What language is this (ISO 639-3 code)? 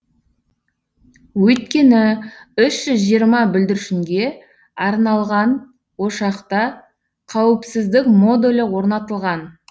kaz